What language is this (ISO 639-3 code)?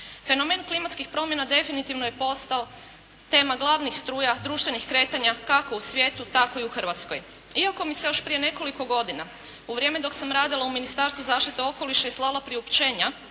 hrv